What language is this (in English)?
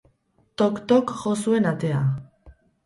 Basque